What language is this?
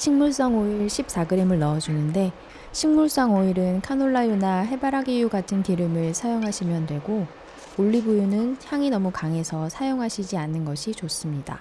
Korean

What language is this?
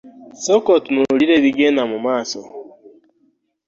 Ganda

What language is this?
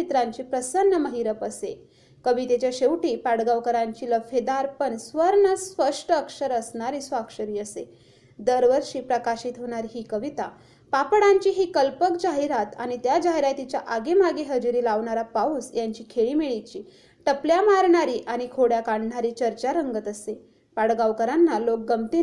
Marathi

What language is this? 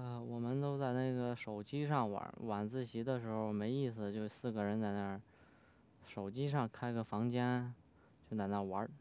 Chinese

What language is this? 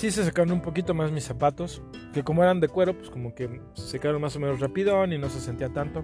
Spanish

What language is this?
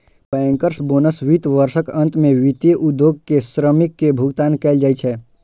Maithili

